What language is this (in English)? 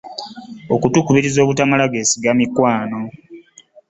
Ganda